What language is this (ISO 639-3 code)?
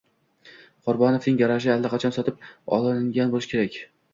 uzb